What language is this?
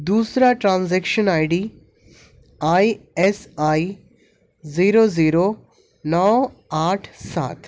Urdu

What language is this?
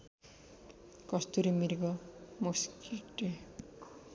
Nepali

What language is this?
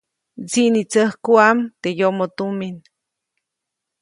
Copainalá Zoque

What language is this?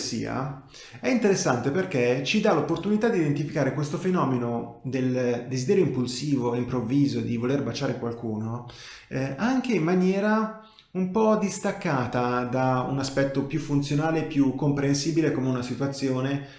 Italian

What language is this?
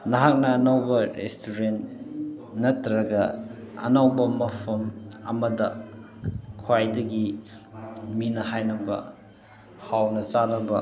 Manipuri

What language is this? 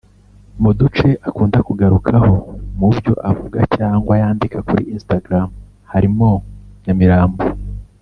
Kinyarwanda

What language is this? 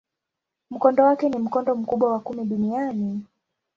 Swahili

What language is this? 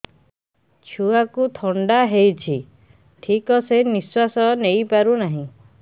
Odia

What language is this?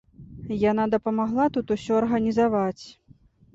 Belarusian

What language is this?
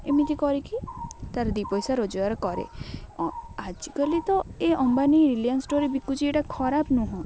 Odia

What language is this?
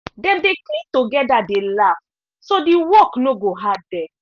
Nigerian Pidgin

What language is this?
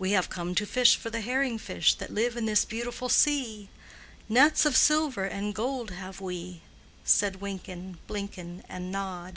English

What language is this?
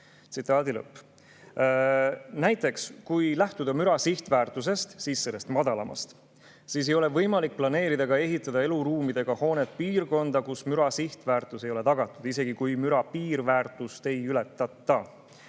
Estonian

